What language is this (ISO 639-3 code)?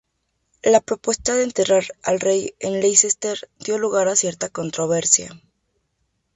spa